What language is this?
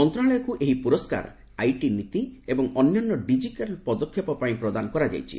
Odia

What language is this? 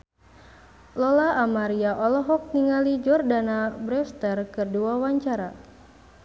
Sundanese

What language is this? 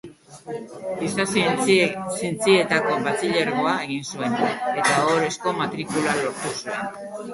Basque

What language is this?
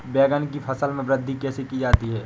Hindi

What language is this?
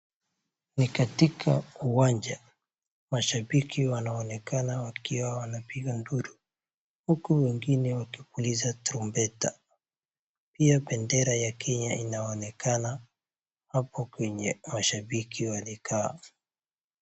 Swahili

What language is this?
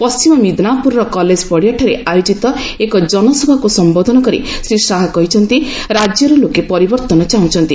Odia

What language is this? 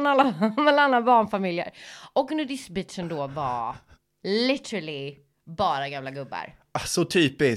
Swedish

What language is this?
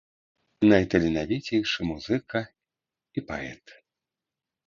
Belarusian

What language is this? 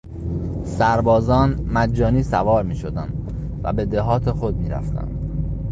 Persian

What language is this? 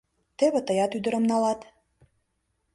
Mari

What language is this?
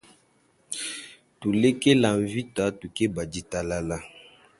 Luba-Lulua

